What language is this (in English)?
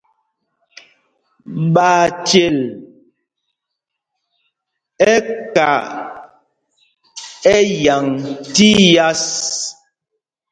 Mpumpong